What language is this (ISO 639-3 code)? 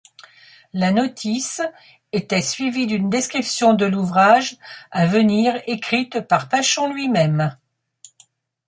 fra